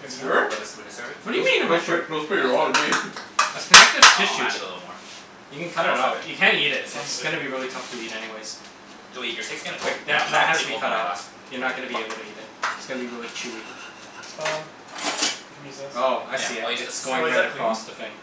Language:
English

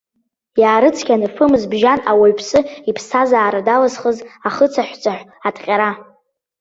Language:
Abkhazian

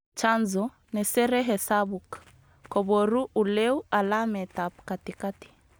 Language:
Kalenjin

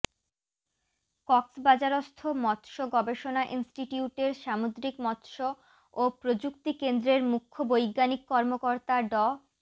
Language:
Bangla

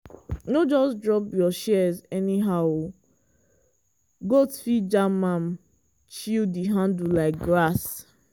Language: Nigerian Pidgin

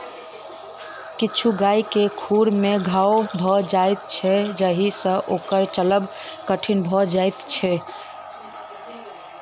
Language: Maithili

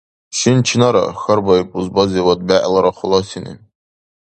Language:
Dargwa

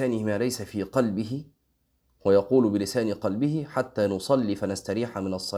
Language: Arabic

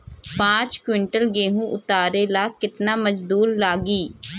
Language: Bhojpuri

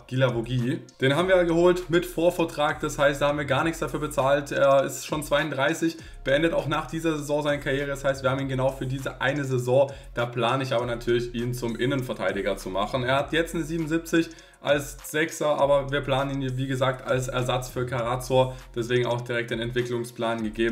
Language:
German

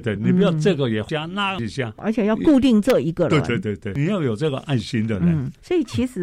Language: Chinese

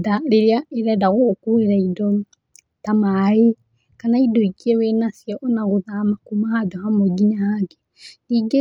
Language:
Kikuyu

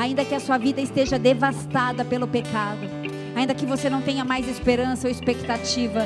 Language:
Portuguese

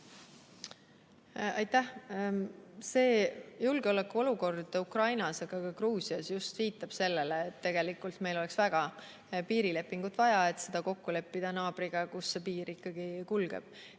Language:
Estonian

